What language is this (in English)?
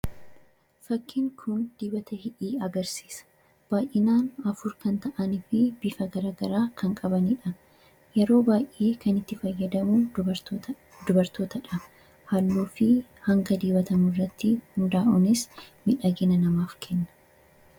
Oromo